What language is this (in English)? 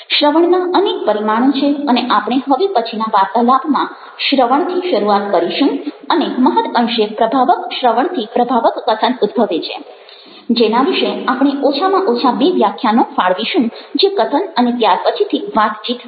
Gujarati